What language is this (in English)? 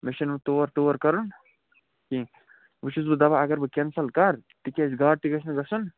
Kashmiri